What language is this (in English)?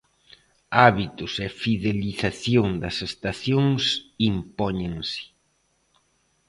Galician